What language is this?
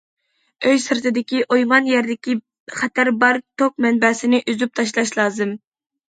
Uyghur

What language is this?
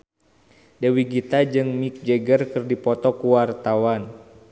Sundanese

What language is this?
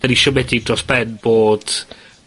Welsh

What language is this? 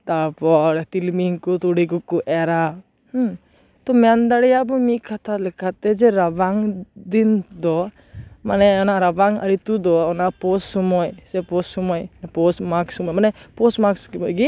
Santali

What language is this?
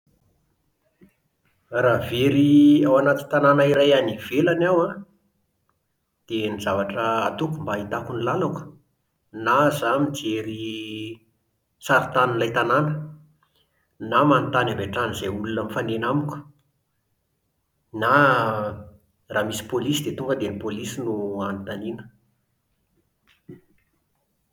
Malagasy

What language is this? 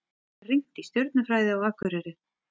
Icelandic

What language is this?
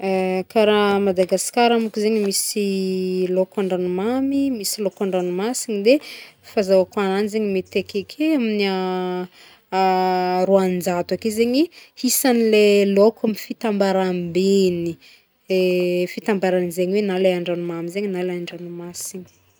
Northern Betsimisaraka Malagasy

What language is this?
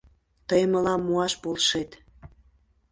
Mari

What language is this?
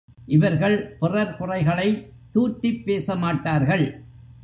Tamil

